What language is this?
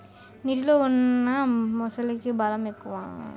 Telugu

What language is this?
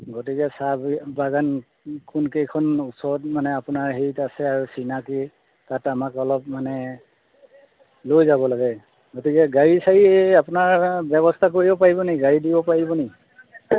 Assamese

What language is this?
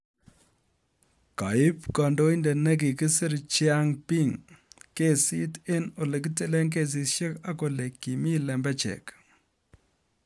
Kalenjin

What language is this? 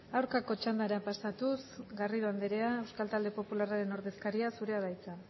Basque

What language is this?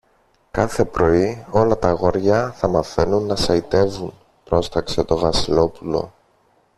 Greek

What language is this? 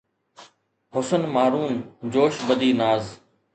Sindhi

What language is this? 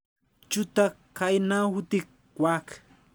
Kalenjin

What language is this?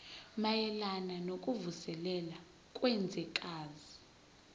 Zulu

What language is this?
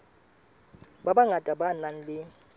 Southern Sotho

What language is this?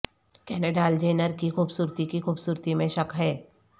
Urdu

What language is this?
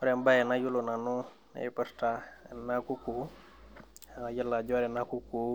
Masai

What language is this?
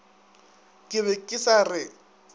Northern Sotho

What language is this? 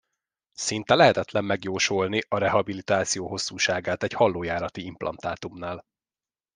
Hungarian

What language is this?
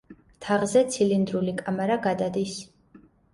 Georgian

